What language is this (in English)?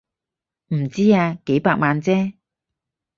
Cantonese